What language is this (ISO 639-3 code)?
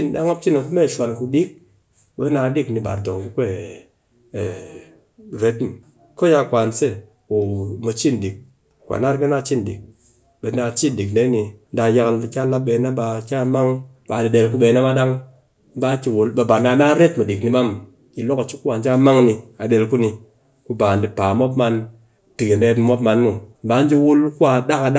cky